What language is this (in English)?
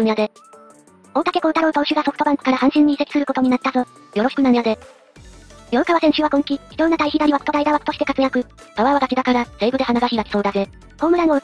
Japanese